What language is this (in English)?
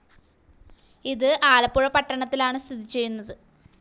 Malayalam